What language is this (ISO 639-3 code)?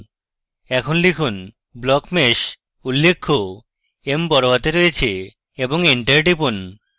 ben